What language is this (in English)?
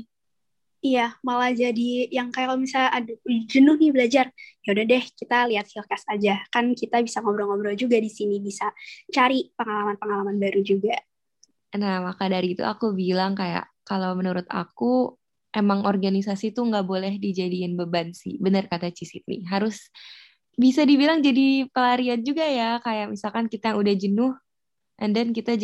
Indonesian